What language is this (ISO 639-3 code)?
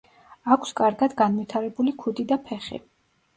kat